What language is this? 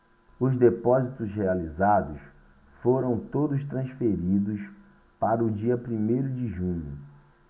Portuguese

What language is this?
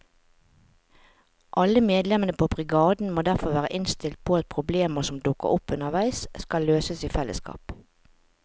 Norwegian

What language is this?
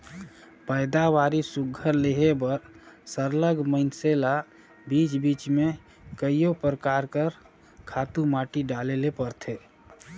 Chhattisgarhi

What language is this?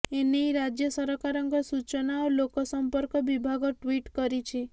Odia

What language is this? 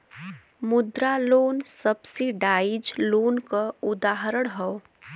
Bhojpuri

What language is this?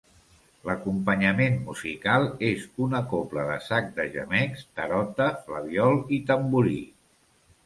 Catalan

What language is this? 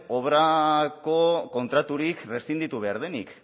Basque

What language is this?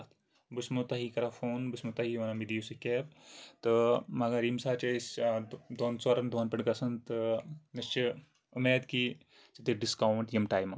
Kashmiri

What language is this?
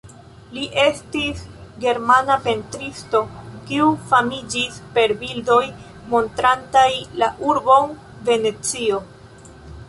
Esperanto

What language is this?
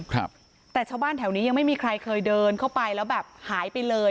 Thai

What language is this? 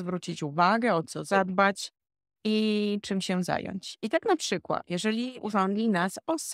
Polish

